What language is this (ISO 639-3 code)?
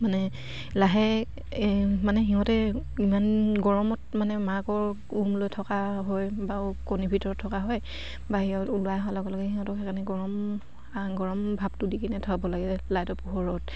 asm